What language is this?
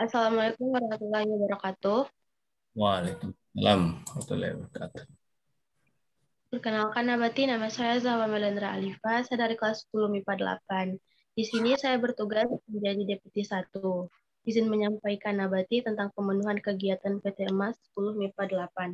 Indonesian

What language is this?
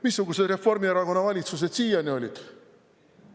Estonian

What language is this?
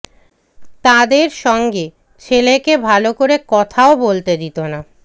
Bangla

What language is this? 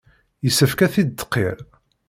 Kabyle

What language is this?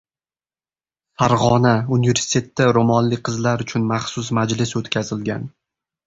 Uzbek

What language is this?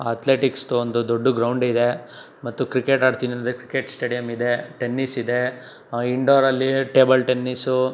Kannada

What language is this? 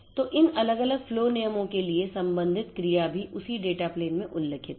Hindi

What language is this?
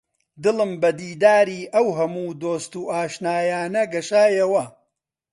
Central Kurdish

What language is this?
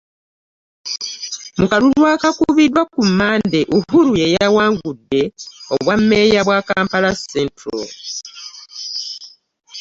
Ganda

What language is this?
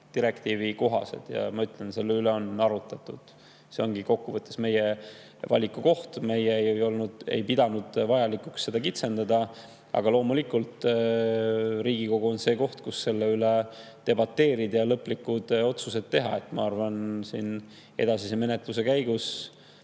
Estonian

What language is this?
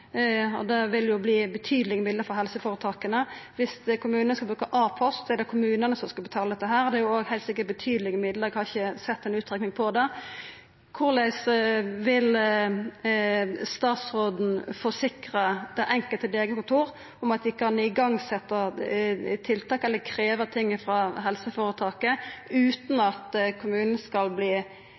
Norwegian Nynorsk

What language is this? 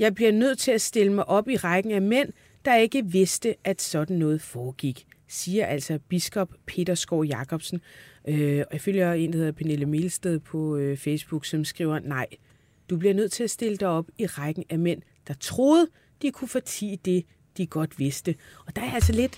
Danish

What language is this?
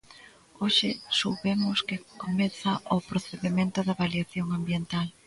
Galician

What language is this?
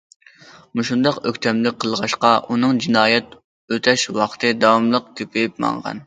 Uyghur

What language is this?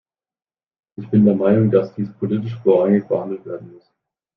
German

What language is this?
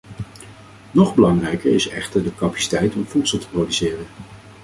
Dutch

